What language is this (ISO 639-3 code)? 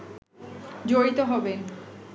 ben